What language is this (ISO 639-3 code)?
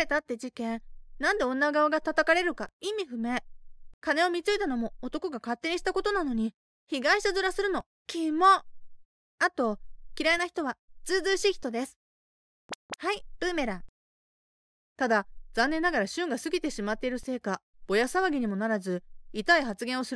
jpn